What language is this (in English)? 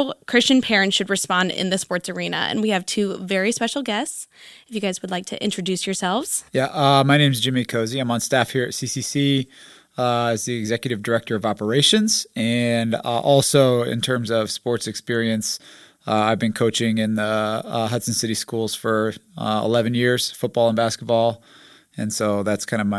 English